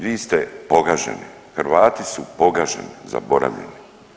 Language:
Croatian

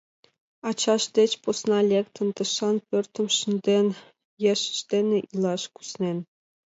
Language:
Mari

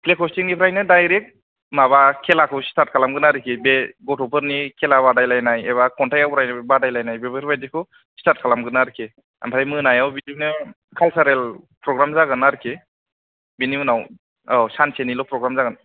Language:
Bodo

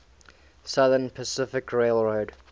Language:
English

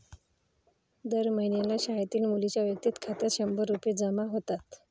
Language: Marathi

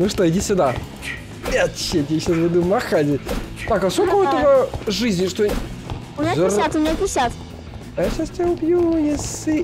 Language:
Russian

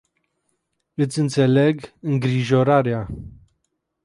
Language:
Romanian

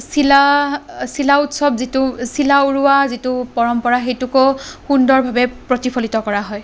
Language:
Assamese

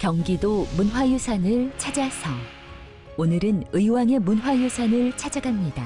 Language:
Korean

